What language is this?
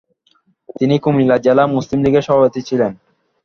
Bangla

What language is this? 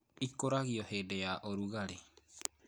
Kikuyu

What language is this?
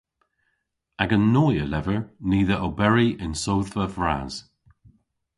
Cornish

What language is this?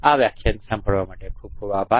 Gujarati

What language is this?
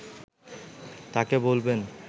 Bangla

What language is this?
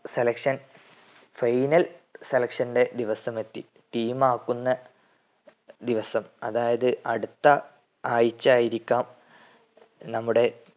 Malayalam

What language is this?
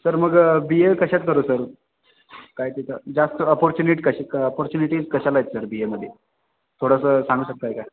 Marathi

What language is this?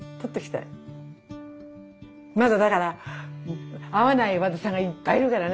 Japanese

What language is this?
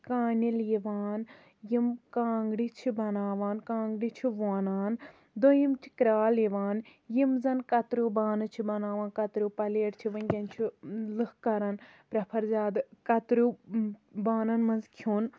Kashmiri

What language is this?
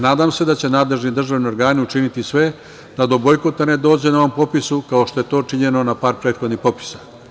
Serbian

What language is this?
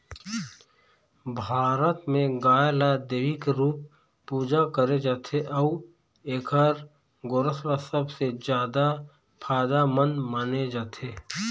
Chhattisgarhi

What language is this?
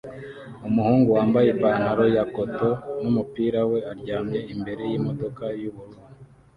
Kinyarwanda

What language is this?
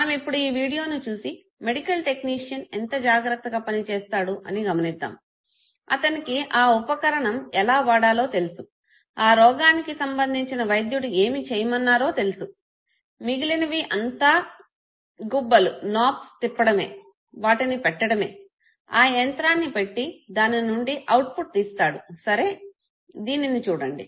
Telugu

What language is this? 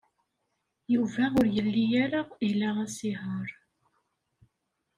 Kabyle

